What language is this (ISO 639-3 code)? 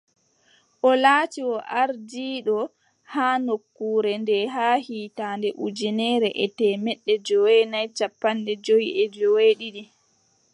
fub